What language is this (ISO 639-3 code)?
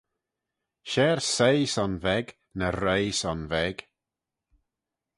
glv